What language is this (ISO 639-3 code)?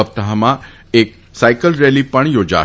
guj